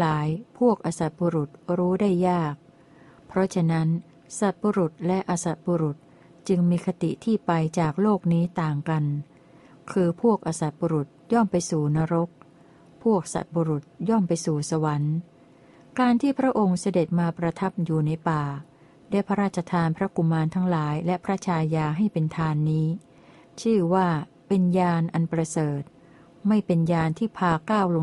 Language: Thai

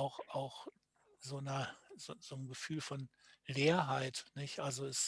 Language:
German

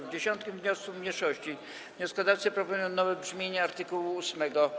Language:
Polish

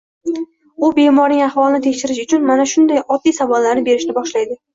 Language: Uzbek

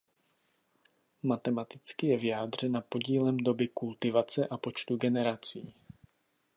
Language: Czech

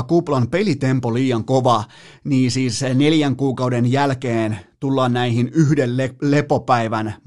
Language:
Finnish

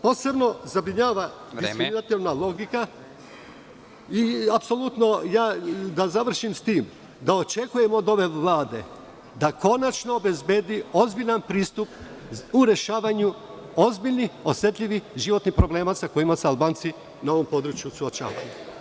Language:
Serbian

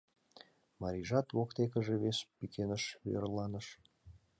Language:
Mari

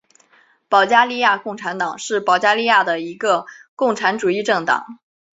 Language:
Chinese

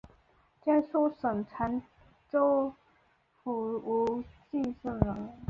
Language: Chinese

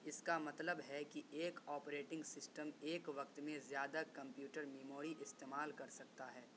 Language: Urdu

